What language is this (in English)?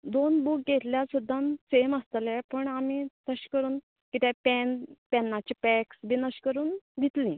Konkani